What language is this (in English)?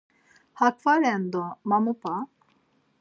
Laz